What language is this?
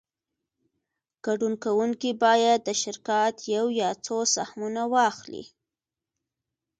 Pashto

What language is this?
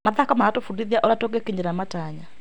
Kikuyu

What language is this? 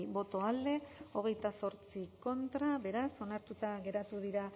Basque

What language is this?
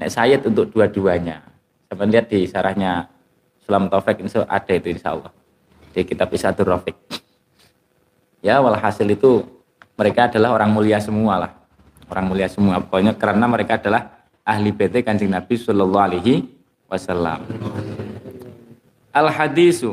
Indonesian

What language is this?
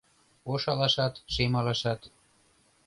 Mari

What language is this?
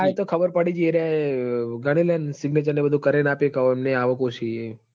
Gujarati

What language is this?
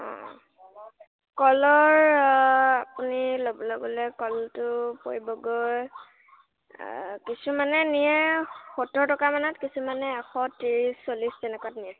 Assamese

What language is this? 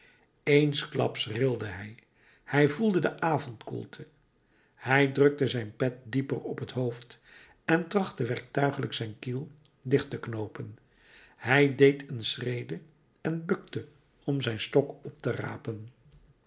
Dutch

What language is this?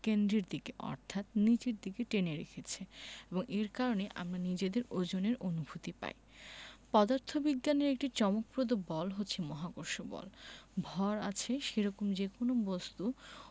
Bangla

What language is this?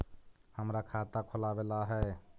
Magahi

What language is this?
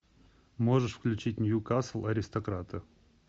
Russian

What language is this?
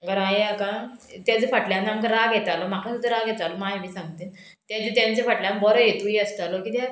Konkani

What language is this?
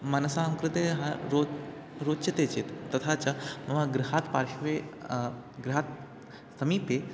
Sanskrit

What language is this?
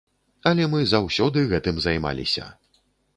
Belarusian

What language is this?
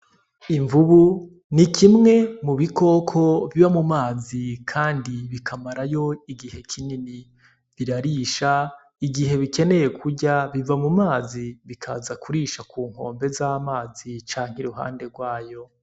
Rundi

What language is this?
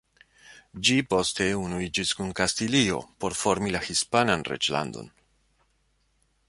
Esperanto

